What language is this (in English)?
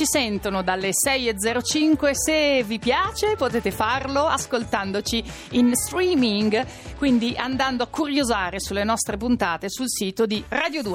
Italian